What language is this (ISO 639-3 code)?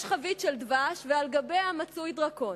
heb